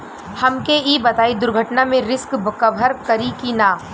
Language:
Bhojpuri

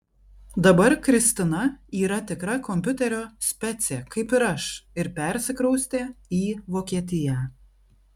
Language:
Lithuanian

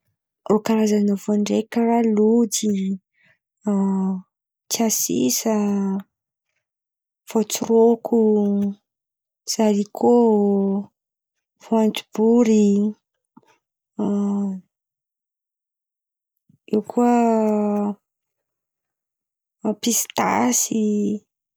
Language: Antankarana Malagasy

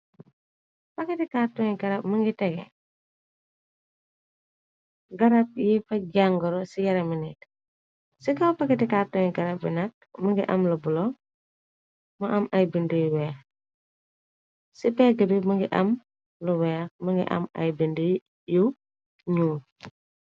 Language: Wolof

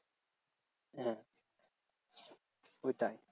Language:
Bangla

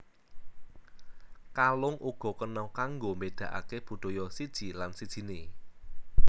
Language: Javanese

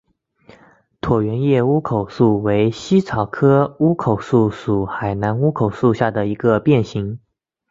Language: Chinese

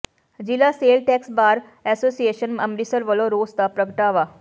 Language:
Punjabi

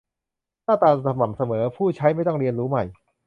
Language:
Thai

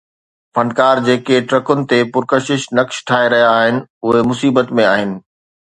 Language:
Sindhi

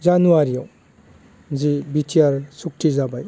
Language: Bodo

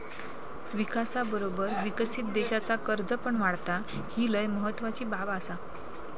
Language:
Marathi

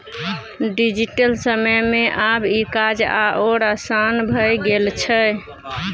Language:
Maithili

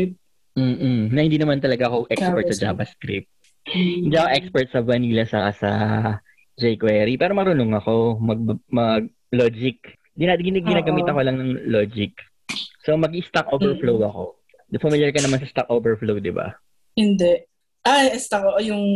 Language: Filipino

